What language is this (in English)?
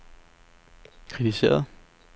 Danish